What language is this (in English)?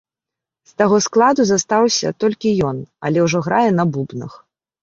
Belarusian